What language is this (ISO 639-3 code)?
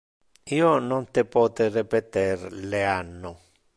ina